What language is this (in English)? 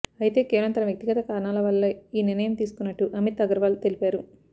Telugu